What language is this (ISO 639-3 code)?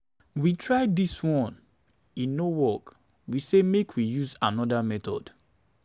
pcm